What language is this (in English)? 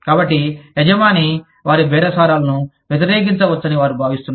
Telugu